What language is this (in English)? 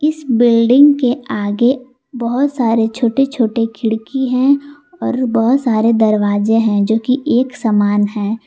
Hindi